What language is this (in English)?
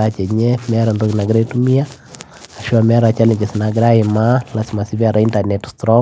Masai